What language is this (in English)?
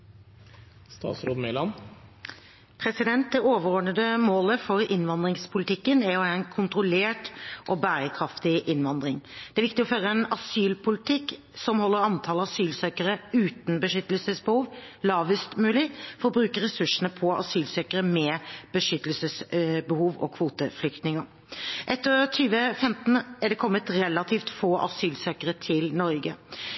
Norwegian Bokmål